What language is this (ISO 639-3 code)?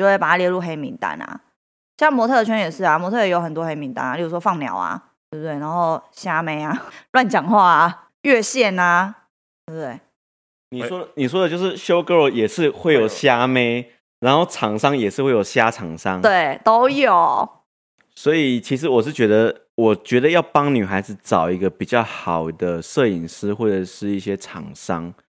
zho